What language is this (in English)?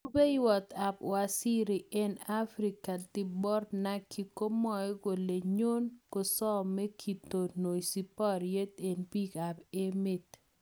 Kalenjin